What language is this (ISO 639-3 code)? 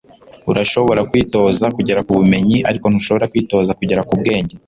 kin